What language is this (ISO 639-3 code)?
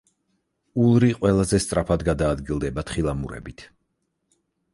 kat